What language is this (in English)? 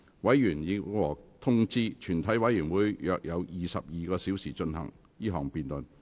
Cantonese